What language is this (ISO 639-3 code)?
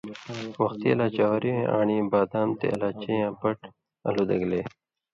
mvy